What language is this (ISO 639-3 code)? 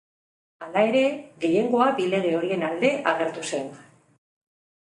eus